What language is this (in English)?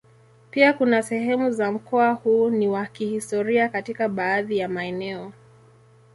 Swahili